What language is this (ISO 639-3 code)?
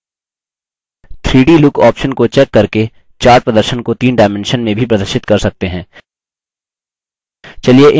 hin